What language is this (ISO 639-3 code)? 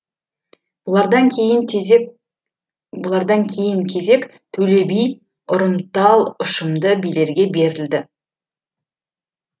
kaz